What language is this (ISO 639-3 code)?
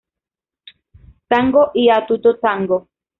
spa